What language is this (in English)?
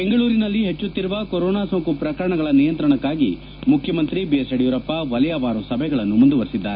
Kannada